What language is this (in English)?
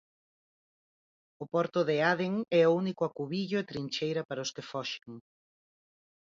Galician